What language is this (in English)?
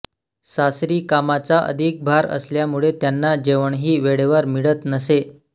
Marathi